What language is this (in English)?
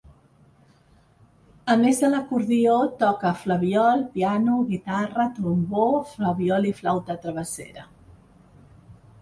Catalan